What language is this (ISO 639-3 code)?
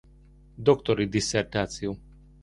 hun